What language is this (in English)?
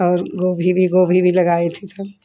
Hindi